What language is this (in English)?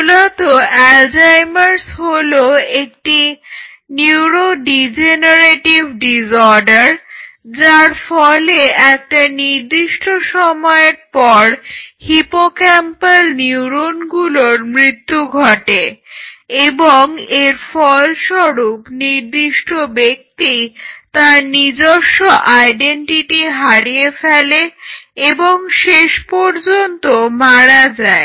Bangla